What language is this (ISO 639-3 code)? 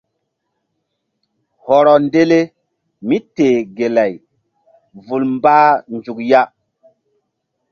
mdd